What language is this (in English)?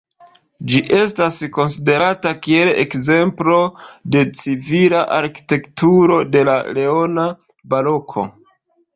Esperanto